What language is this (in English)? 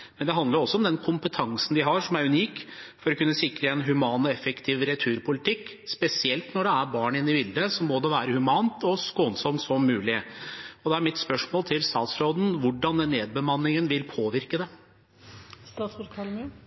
Norwegian Bokmål